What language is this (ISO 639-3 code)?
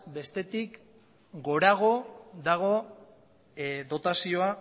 eus